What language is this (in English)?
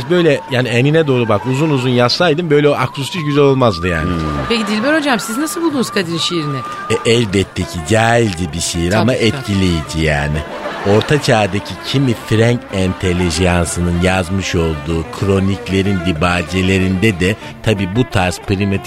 Turkish